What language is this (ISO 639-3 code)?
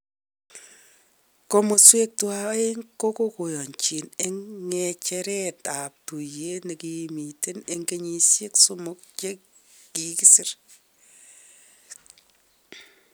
kln